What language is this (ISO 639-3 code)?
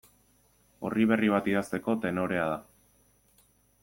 eus